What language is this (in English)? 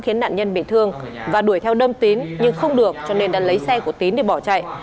Vietnamese